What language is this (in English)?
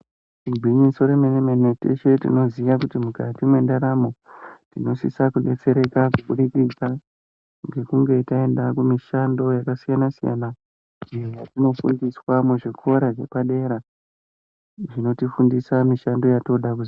Ndau